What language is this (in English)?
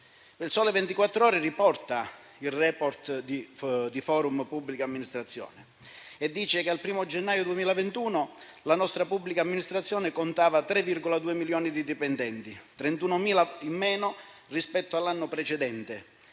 Italian